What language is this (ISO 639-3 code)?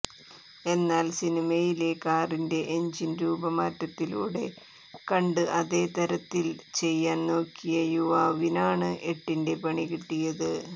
mal